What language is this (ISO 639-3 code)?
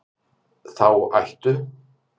isl